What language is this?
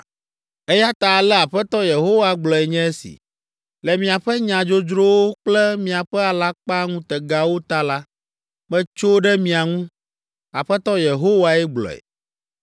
Ewe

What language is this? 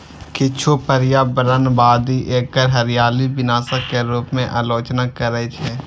Maithili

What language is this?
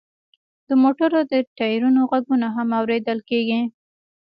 Pashto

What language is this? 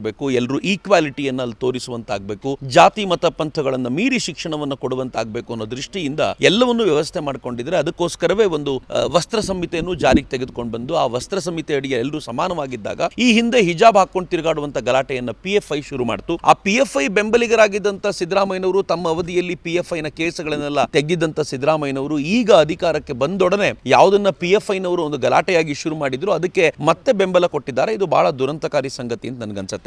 Kannada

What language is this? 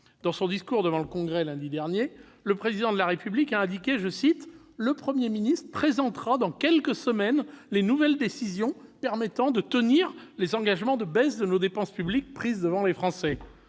French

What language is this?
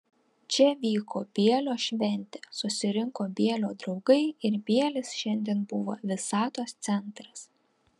Lithuanian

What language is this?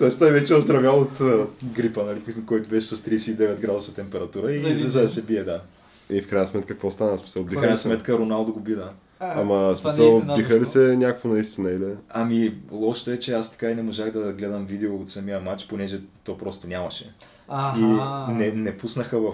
Bulgarian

